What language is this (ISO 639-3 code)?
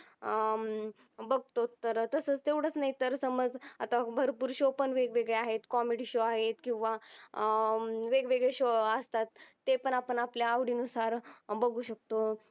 mar